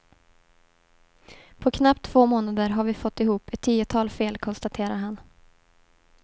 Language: Swedish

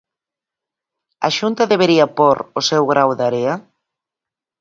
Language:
Galician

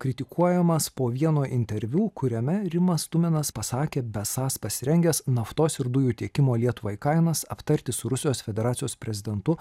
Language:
Lithuanian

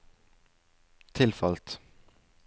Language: Norwegian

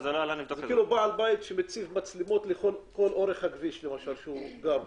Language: Hebrew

